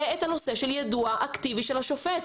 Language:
Hebrew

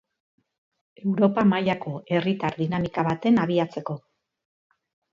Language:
Basque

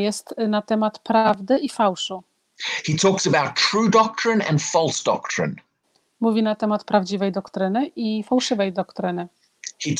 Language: Polish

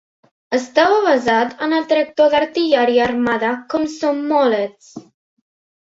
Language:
Catalan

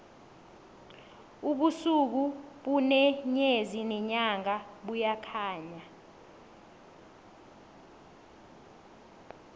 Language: South Ndebele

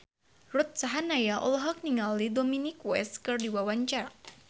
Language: Sundanese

